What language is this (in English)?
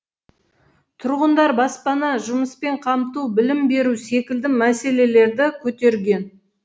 Kazakh